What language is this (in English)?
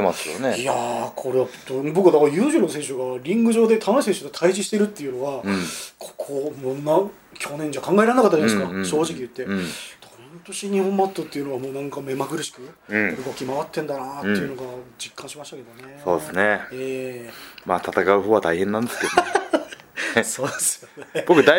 Japanese